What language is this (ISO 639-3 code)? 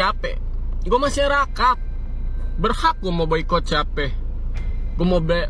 ind